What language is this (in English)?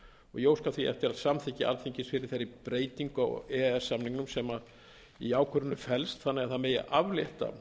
Icelandic